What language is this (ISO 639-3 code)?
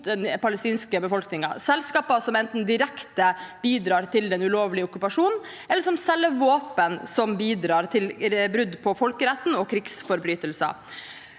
nor